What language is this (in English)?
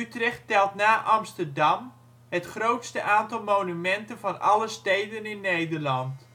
Dutch